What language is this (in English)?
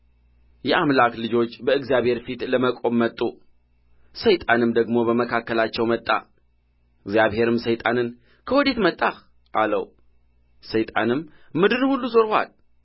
Amharic